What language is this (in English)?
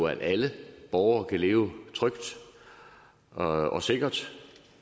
Danish